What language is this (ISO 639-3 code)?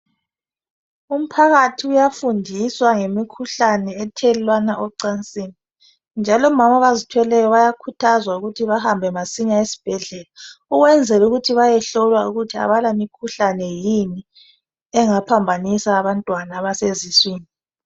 nde